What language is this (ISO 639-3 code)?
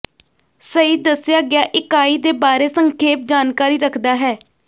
pan